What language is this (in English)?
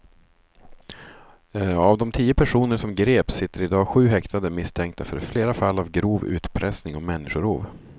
Swedish